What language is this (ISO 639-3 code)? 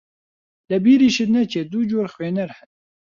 ckb